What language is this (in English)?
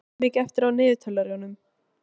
Icelandic